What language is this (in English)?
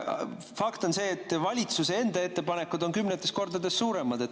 Estonian